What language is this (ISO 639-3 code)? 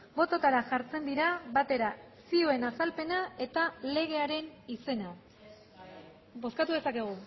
eus